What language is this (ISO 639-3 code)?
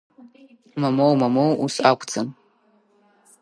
abk